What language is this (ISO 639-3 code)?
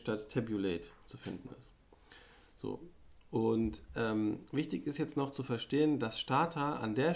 deu